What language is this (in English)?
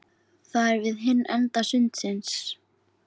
Icelandic